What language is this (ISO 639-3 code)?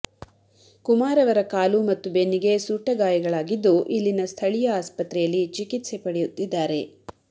kan